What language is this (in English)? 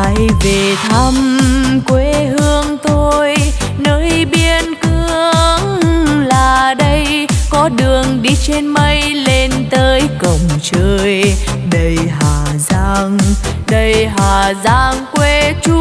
Vietnamese